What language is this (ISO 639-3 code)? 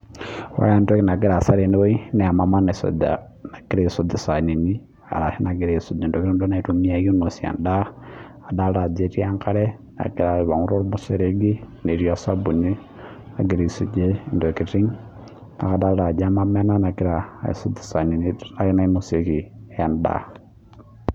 mas